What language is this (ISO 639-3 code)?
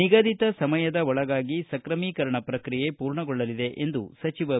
kan